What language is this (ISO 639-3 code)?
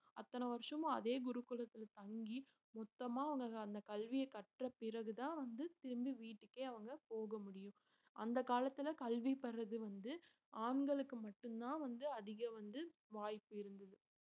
tam